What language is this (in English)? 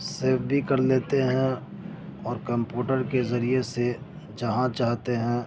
Urdu